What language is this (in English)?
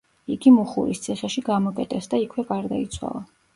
Georgian